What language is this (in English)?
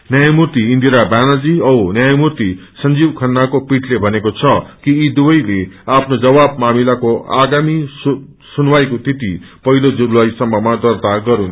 Nepali